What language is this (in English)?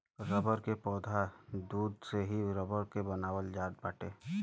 Bhojpuri